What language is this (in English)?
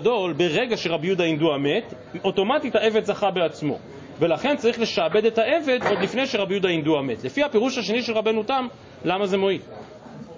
Hebrew